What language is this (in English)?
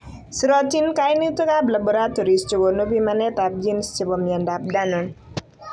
Kalenjin